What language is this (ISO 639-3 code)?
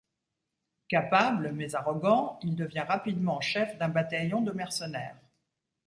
fra